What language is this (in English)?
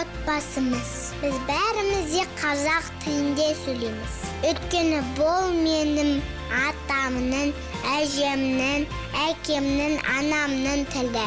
Turkish